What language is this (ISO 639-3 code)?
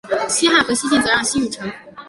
zho